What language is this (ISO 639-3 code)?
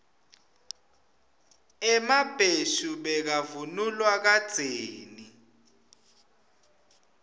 ssw